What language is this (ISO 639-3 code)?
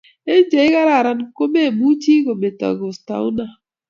kln